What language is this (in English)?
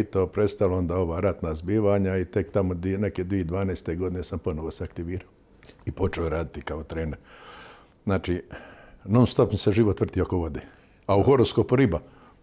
Croatian